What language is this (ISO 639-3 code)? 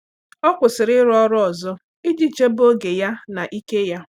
ibo